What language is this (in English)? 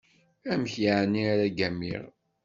Kabyle